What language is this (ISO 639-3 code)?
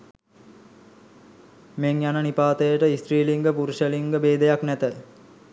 sin